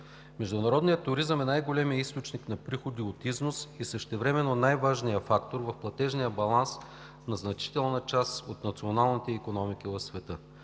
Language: Bulgarian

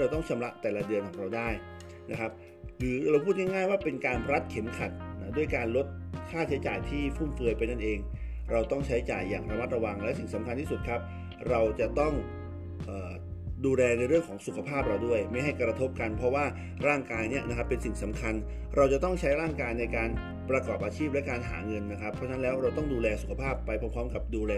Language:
Thai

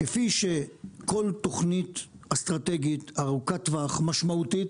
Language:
Hebrew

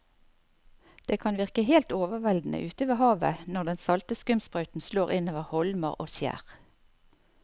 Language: Norwegian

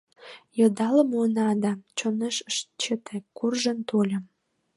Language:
Mari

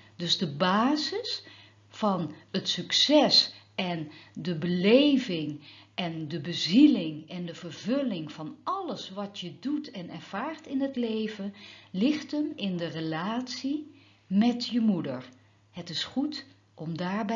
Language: Dutch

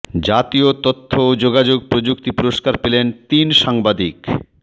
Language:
Bangla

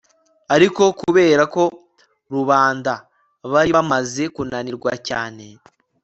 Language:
Kinyarwanda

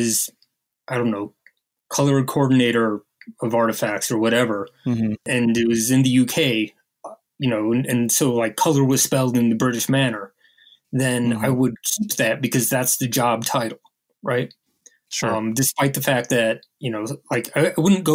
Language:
English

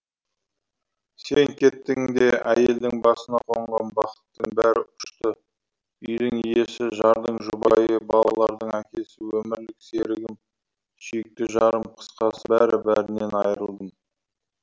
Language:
Kazakh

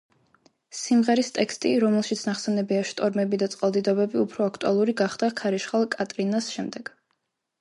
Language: Georgian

